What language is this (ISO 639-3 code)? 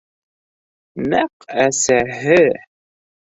bak